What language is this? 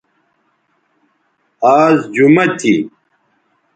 Bateri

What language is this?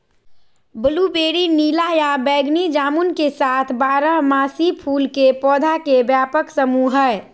Magahi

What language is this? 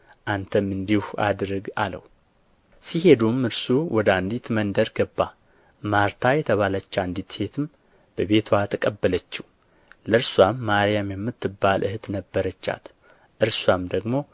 Amharic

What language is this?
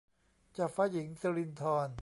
Thai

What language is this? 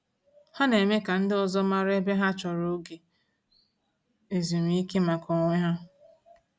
Igbo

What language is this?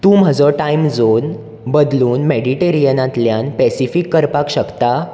Konkani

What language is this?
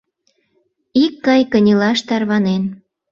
Mari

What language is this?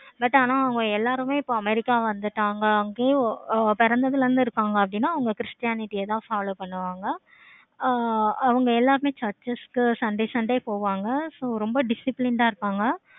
Tamil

